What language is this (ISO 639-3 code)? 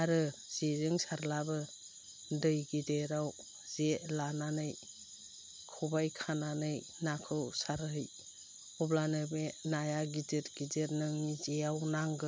brx